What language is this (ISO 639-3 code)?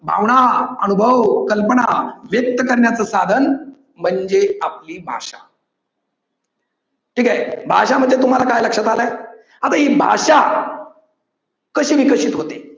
mar